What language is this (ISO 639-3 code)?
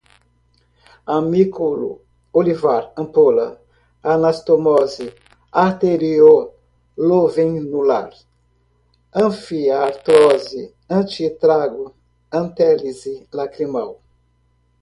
por